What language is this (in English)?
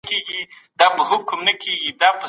Pashto